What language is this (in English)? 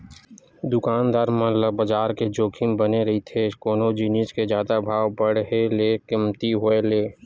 Chhattisgarhi